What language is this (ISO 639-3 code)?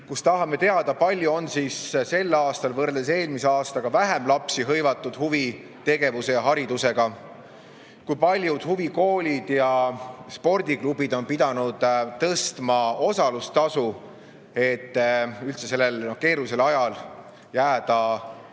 est